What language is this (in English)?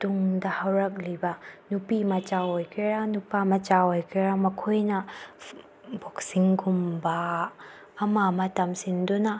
Manipuri